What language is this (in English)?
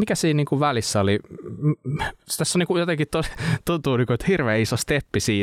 Finnish